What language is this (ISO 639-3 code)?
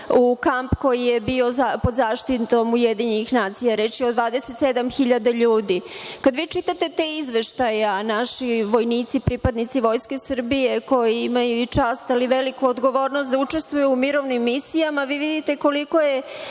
srp